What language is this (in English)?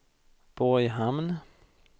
Swedish